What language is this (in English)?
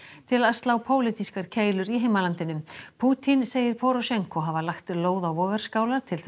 Icelandic